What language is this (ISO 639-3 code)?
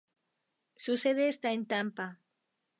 spa